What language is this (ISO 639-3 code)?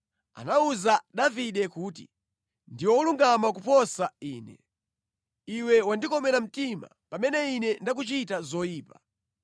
nya